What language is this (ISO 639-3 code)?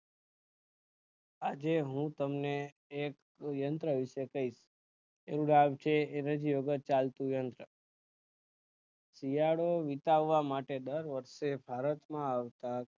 guj